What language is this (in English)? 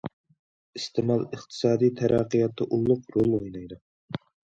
Uyghur